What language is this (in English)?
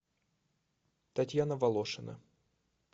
Russian